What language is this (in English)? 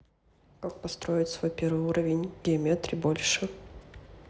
Russian